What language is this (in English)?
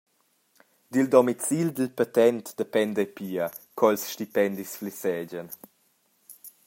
Romansh